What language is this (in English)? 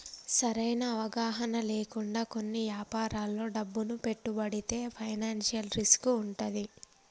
Telugu